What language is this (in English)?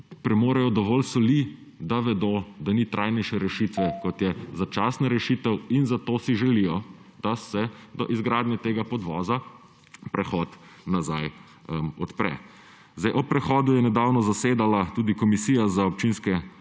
Slovenian